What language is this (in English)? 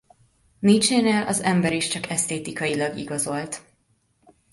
Hungarian